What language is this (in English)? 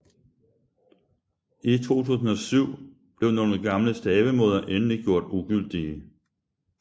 Danish